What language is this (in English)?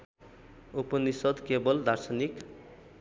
Nepali